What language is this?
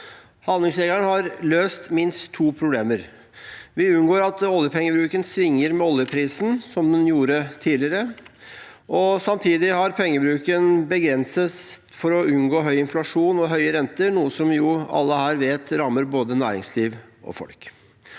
Norwegian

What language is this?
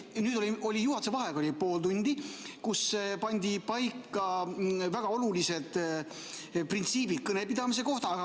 Estonian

